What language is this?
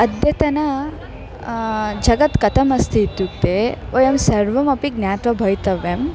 Sanskrit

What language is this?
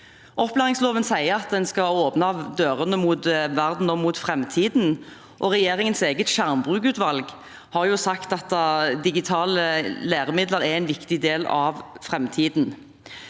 Norwegian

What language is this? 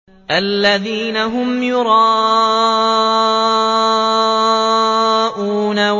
Arabic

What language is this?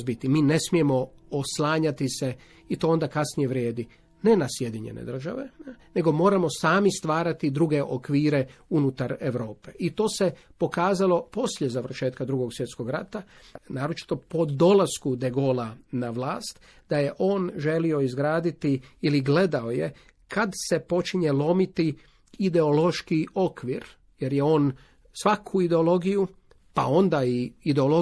Croatian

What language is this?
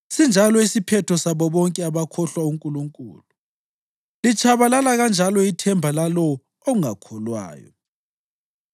North Ndebele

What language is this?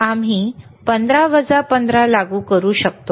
Marathi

